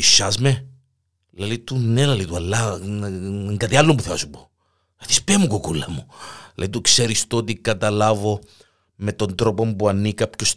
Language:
Greek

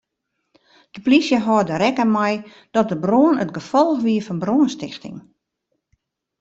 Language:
Western Frisian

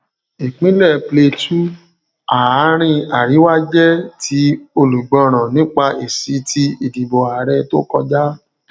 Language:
Yoruba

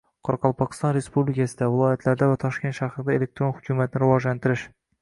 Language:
Uzbek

